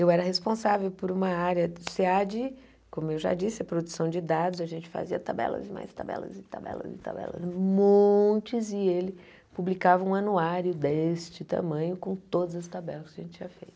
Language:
Portuguese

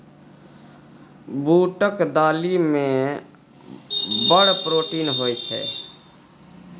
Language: Maithili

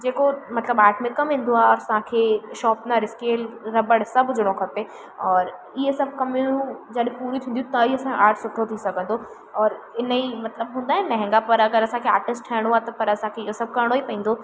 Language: Sindhi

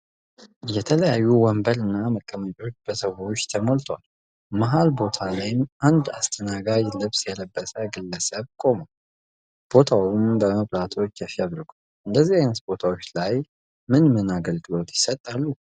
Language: Amharic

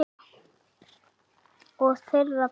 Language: Icelandic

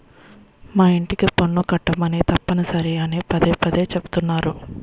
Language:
Telugu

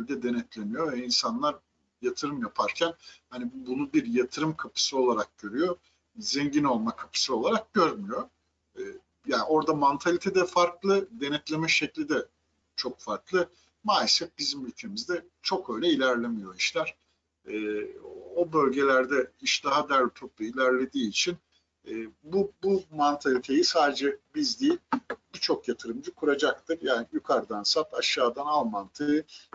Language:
Turkish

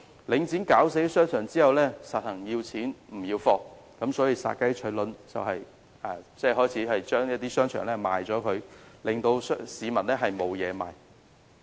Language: Cantonese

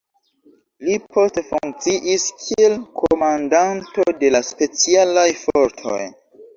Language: Esperanto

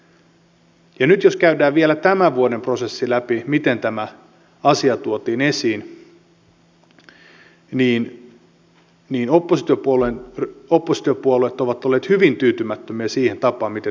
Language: Finnish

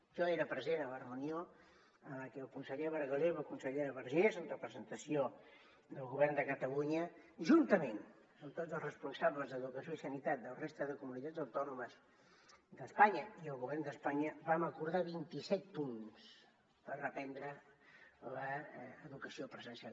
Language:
Catalan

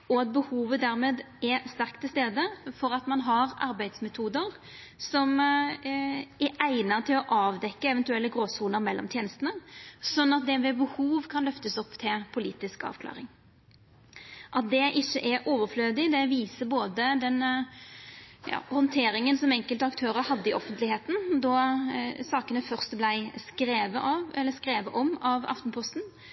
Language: Norwegian Nynorsk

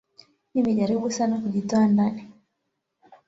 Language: Swahili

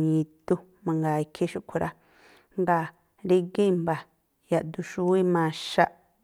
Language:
Tlacoapa Me'phaa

